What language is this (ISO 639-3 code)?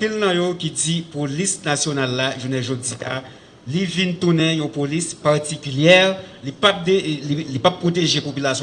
fra